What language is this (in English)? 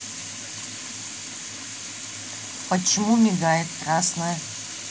Russian